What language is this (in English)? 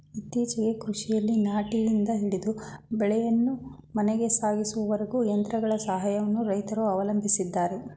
Kannada